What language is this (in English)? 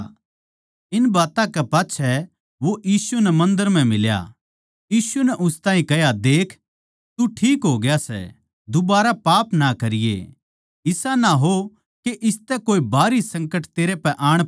Haryanvi